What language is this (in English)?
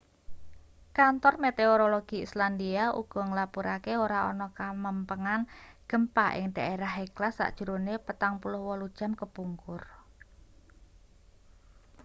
Javanese